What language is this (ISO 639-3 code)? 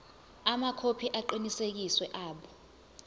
zul